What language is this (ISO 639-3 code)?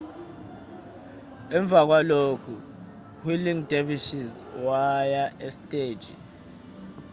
zul